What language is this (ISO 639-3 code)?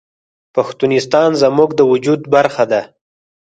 pus